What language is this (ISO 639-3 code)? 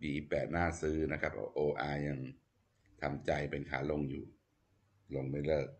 tha